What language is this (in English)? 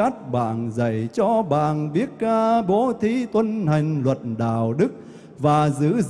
Vietnamese